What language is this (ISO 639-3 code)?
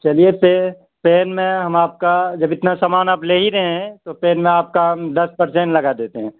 urd